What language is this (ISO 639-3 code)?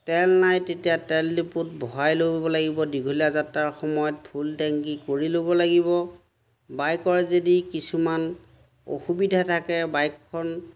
asm